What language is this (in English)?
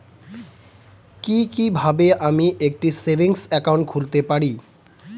Bangla